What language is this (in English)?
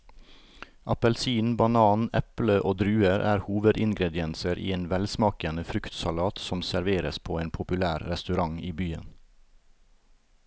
Norwegian